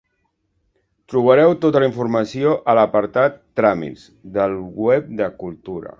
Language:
Catalan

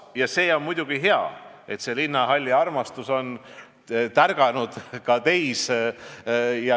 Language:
Estonian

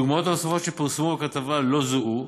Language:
Hebrew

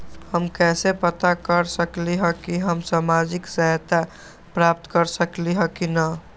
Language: Magahi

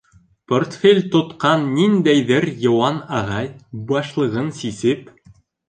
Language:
Bashkir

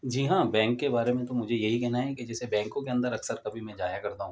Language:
Urdu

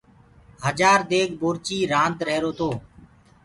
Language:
Gurgula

